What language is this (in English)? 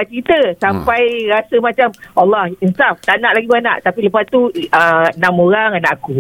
Malay